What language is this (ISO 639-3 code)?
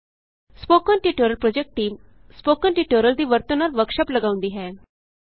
pan